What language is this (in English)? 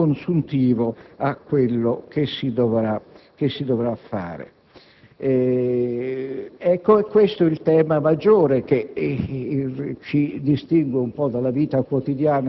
Italian